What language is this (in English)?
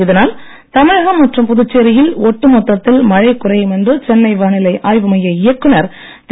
Tamil